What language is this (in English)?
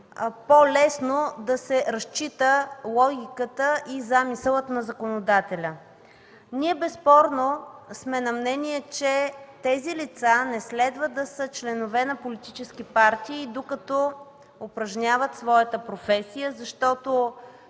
Bulgarian